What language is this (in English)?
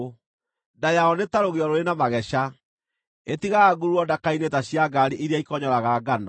Kikuyu